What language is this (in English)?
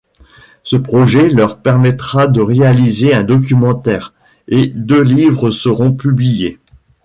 French